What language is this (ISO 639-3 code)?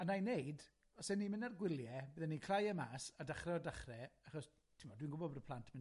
cym